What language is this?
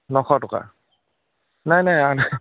Assamese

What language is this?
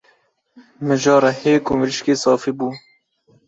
Kurdish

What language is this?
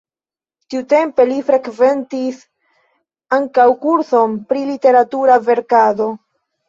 Esperanto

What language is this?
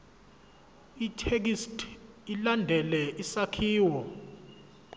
Zulu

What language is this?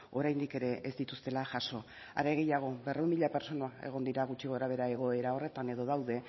Basque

